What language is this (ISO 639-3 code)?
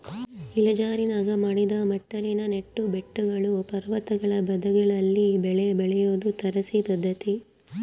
kan